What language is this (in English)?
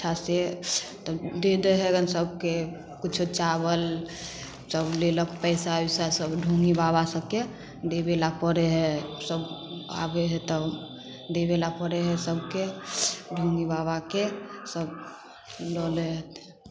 Maithili